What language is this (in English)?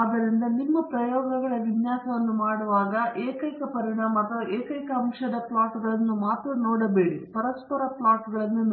Kannada